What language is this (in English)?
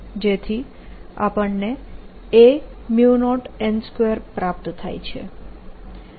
Gujarati